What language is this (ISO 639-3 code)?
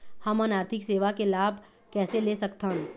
hne